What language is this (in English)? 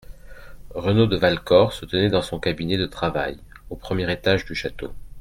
French